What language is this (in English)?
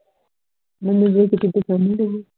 Punjabi